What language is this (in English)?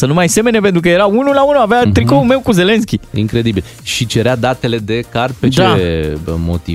Romanian